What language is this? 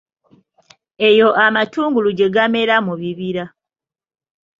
Ganda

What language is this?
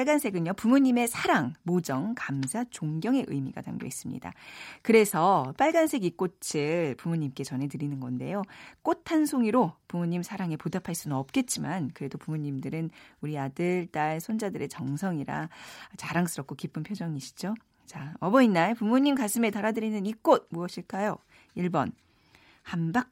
Korean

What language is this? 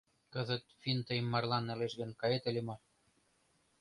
Mari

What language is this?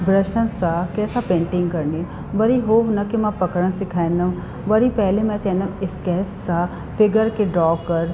Sindhi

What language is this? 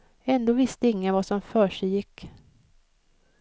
Swedish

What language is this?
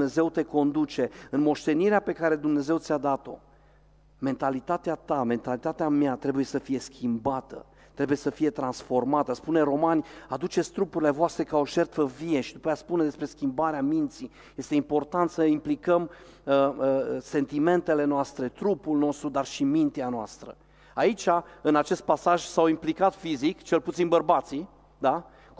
Romanian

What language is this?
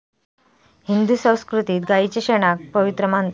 Marathi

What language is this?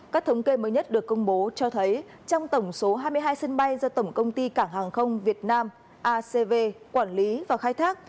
Vietnamese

